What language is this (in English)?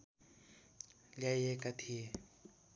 Nepali